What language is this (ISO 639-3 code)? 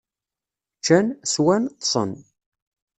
kab